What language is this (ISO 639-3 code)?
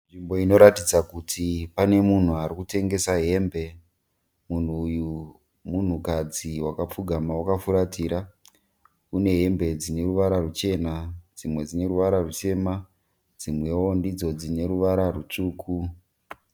sna